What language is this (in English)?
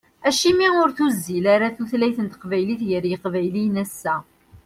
Kabyle